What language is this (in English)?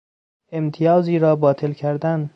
Persian